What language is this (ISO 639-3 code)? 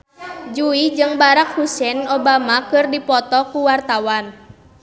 sun